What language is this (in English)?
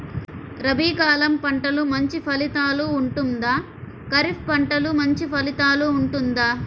Telugu